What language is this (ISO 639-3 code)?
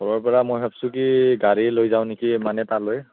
asm